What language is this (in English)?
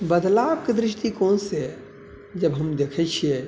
Maithili